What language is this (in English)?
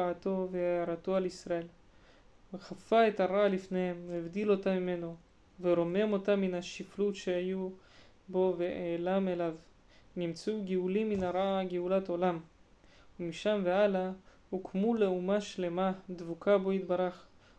Hebrew